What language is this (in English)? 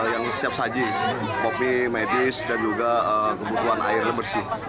Indonesian